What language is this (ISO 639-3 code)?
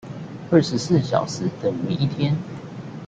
zho